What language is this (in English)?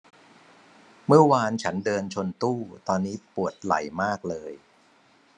Thai